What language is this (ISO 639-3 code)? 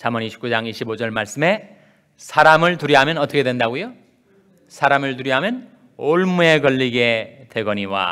kor